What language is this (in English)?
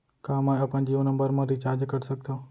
Chhattisgarhi